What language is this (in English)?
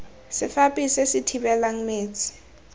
Tswana